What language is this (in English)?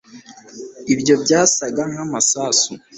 Kinyarwanda